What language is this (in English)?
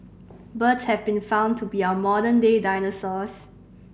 English